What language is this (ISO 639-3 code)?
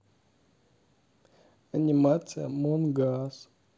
rus